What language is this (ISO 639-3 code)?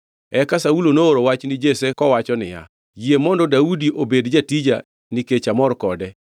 luo